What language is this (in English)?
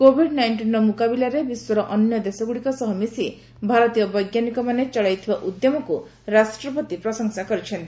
Odia